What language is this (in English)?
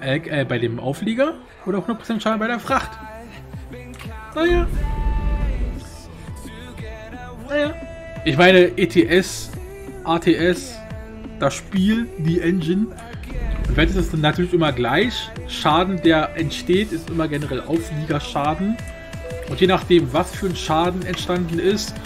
German